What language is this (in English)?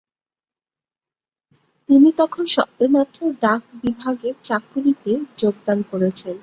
Bangla